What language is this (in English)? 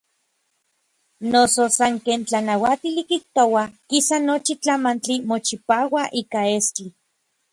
Orizaba Nahuatl